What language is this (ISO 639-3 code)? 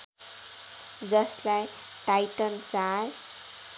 nep